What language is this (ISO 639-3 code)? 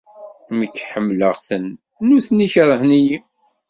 kab